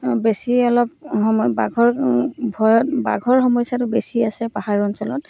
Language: Assamese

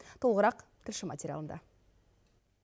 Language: Kazakh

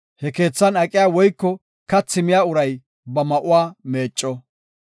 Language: Gofa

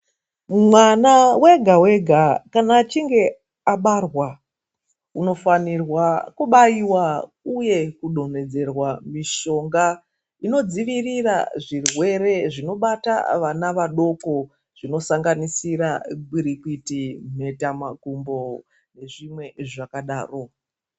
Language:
Ndau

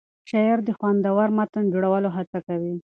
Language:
Pashto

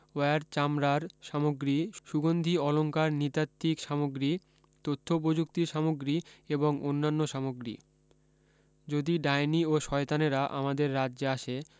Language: Bangla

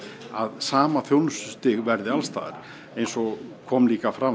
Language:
Icelandic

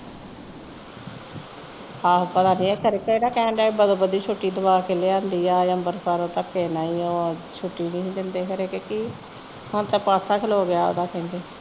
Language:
Punjabi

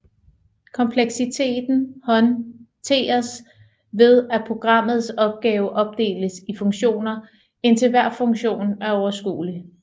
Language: Danish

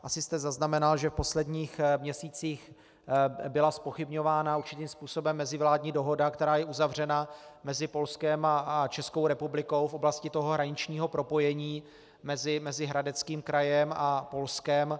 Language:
Czech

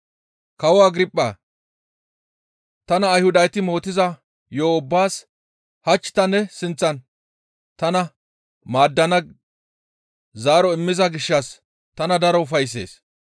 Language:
Gamo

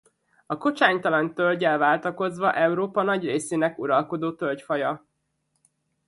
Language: Hungarian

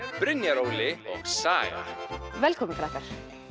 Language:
Icelandic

